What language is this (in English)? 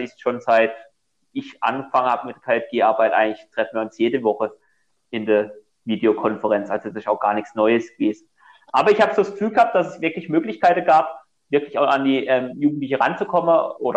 German